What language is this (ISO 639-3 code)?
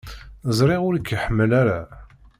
kab